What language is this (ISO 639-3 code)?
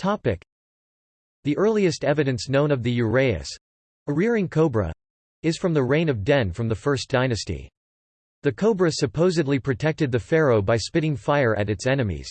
eng